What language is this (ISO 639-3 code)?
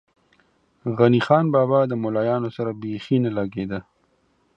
pus